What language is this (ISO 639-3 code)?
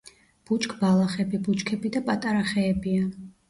kat